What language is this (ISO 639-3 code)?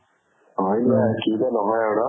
asm